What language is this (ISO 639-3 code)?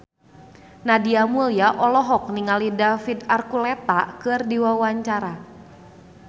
sun